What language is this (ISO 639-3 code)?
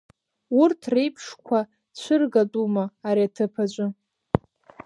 abk